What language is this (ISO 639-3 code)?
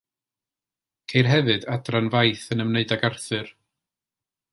cym